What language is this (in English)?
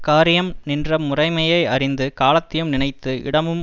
Tamil